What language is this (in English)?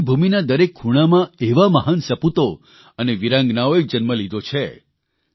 Gujarati